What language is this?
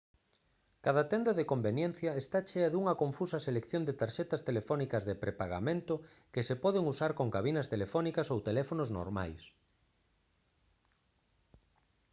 Galician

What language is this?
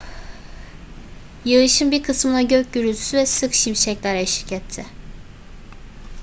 Turkish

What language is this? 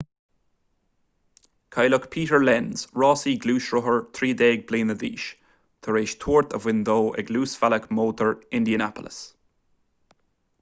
Irish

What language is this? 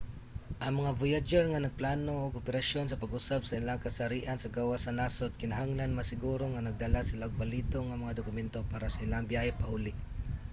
Cebuano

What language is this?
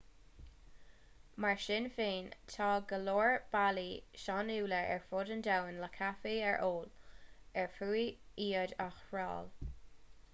Irish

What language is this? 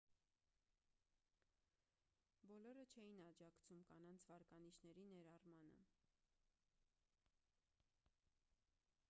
Armenian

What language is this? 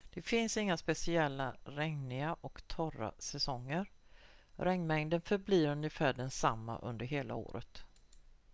Swedish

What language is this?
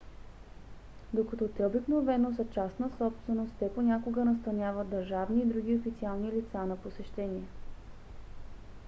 Bulgarian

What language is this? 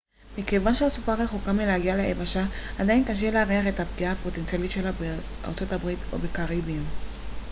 Hebrew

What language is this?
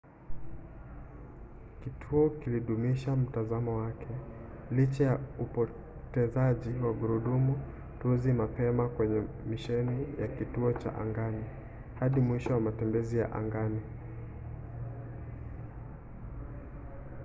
Swahili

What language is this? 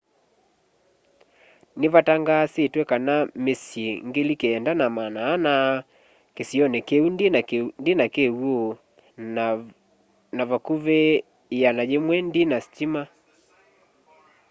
Kamba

